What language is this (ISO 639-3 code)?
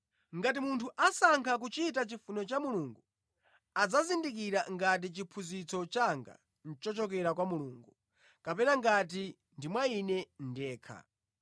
nya